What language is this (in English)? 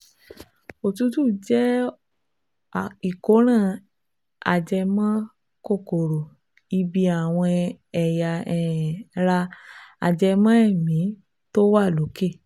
Yoruba